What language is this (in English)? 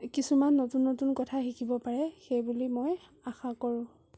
Assamese